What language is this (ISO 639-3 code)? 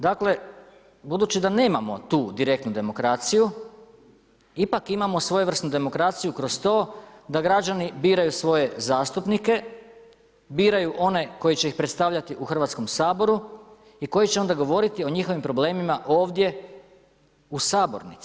hrv